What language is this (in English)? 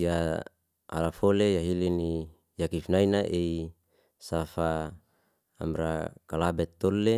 Liana-Seti